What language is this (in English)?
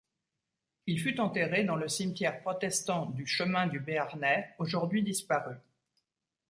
French